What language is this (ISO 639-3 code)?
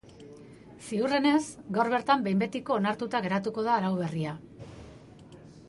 eus